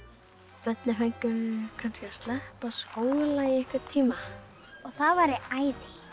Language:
Icelandic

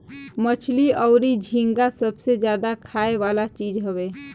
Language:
Bhojpuri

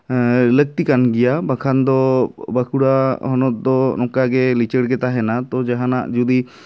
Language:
Santali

